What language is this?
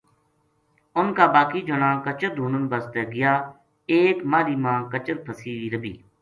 Gujari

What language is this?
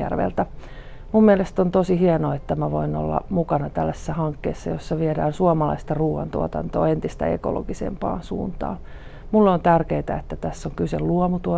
Finnish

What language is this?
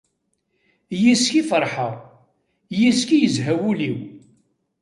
Kabyle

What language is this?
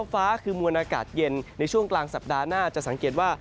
Thai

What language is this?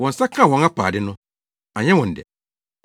Akan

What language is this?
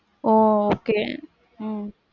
Tamil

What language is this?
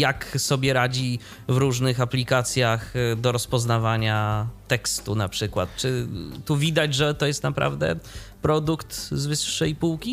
Polish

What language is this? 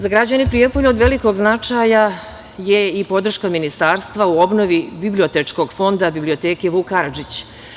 Serbian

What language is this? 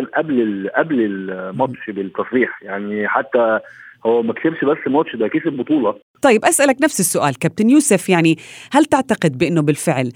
Arabic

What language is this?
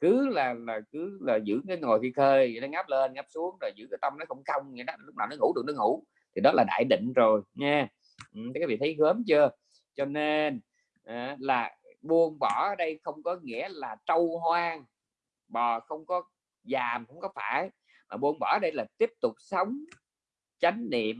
Vietnamese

